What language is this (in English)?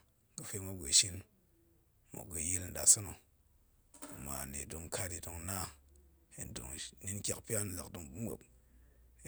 Goemai